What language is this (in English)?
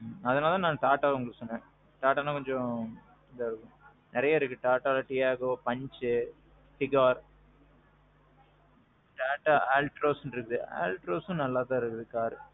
Tamil